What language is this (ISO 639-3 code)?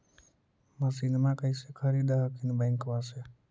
mag